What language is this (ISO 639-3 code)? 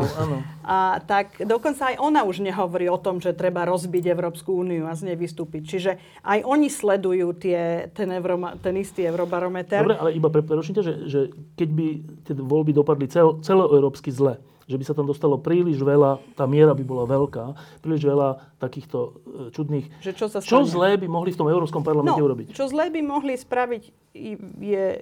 slk